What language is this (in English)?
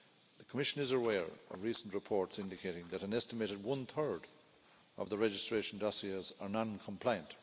English